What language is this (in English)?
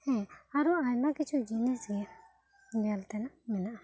Santali